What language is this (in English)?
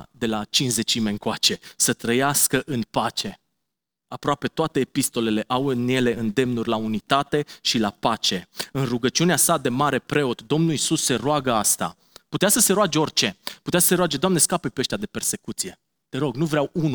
Romanian